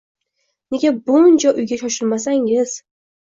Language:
Uzbek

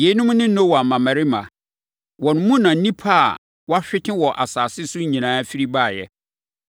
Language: Akan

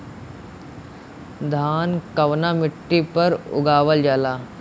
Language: Bhojpuri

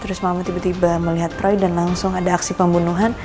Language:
Indonesian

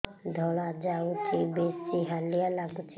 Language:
Odia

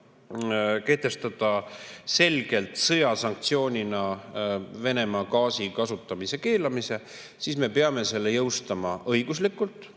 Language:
Estonian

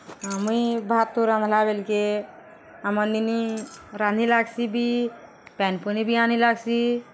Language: Odia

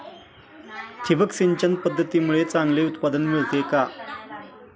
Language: Marathi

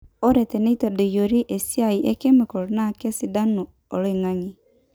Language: Masai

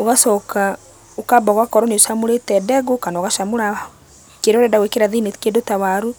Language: Kikuyu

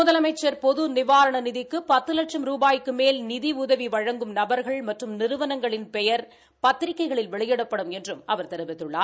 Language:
Tamil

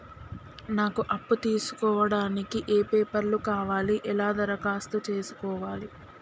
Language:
Telugu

